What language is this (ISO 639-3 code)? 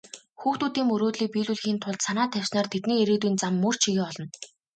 mon